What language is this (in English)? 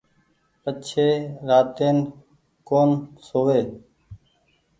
Goaria